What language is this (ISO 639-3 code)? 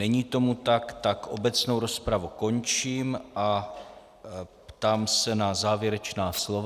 ces